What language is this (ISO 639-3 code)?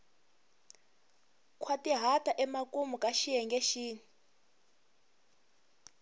tso